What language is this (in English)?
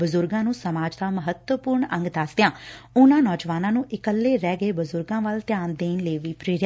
Punjabi